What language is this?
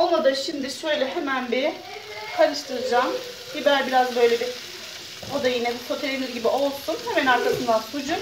Turkish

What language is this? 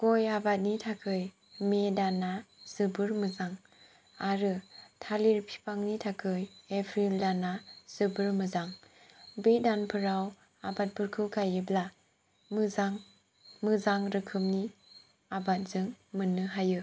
Bodo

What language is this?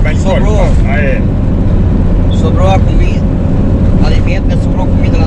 Portuguese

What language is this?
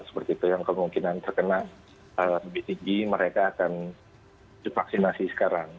Indonesian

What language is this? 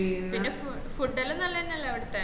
Malayalam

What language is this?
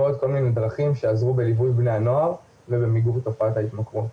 Hebrew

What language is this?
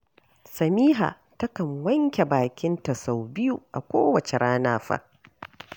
Hausa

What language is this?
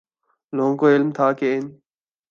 Urdu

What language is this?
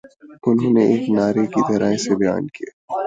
Urdu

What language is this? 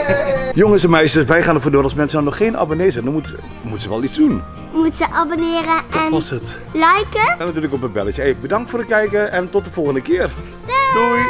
Dutch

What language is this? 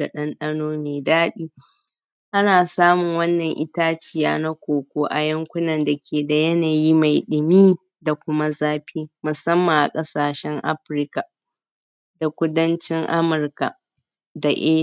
Hausa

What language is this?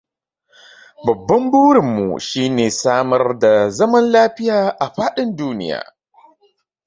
Hausa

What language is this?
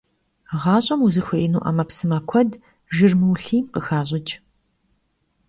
Kabardian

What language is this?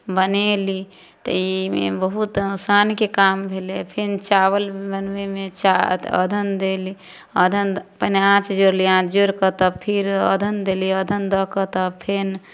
Maithili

